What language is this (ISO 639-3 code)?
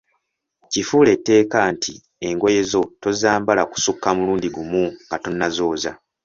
lug